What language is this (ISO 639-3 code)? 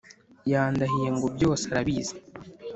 kin